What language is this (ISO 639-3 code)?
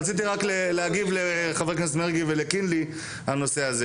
heb